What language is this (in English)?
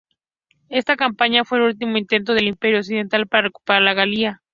Spanish